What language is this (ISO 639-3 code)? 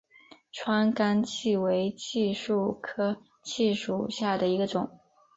zho